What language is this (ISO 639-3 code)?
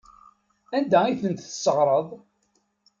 kab